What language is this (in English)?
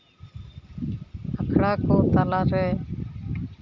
Santali